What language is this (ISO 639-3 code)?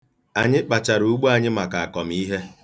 ibo